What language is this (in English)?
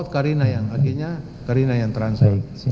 Indonesian